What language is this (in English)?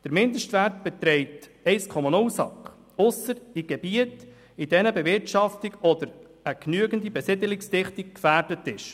Swiss German